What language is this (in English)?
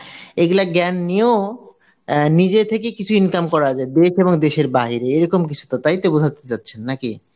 Bangla